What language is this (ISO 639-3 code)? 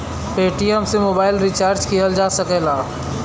bho